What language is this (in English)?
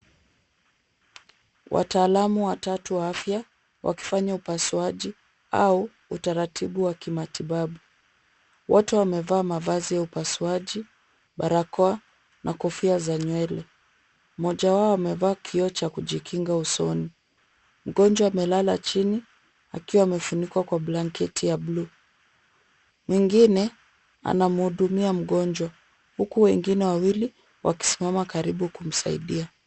Swahili